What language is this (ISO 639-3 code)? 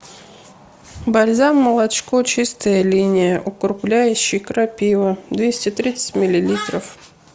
rus